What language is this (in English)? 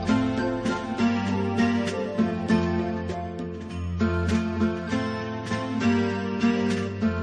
Slovak